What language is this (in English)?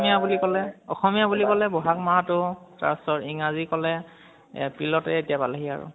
Assamese